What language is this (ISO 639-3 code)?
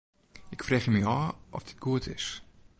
fry